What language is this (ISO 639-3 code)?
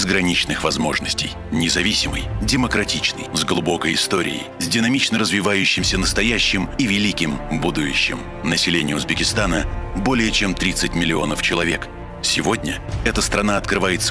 rus